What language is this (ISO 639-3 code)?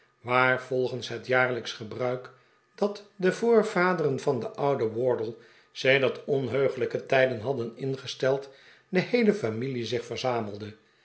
nld